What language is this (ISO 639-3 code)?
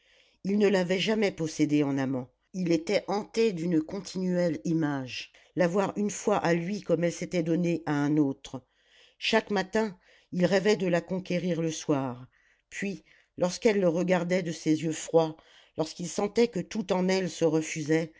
fra